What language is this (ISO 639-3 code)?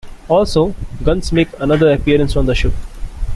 eng